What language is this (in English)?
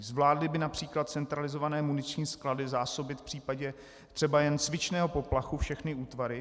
Czech